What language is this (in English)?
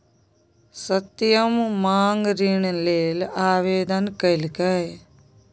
Maithili